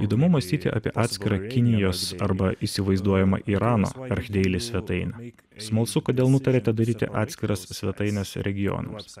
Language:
Lithuanian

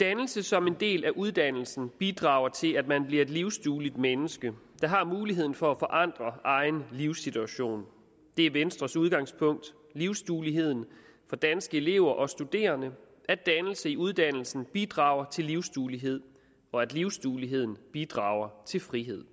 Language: Danish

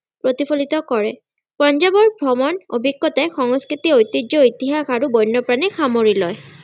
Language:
Assamese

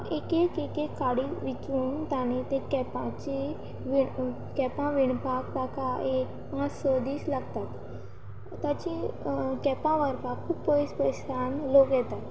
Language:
Konkani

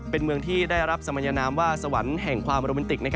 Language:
Thai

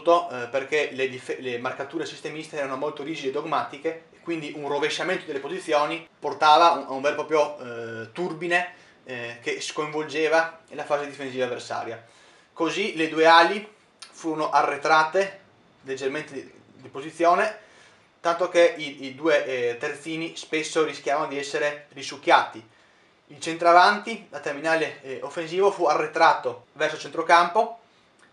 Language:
Italian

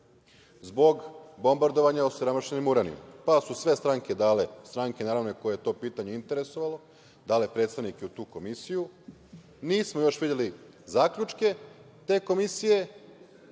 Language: Serbian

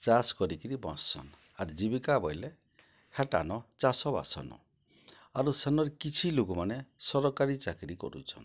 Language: Odia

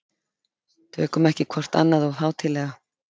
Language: Icelandic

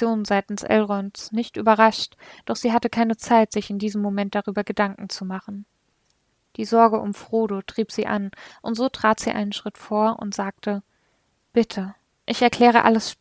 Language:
German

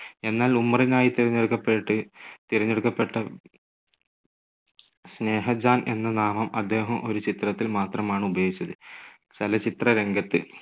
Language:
Malayalam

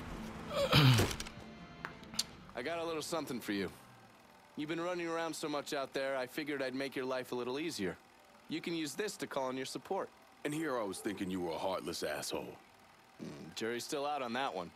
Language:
English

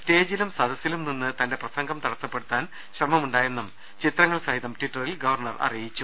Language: Malayalam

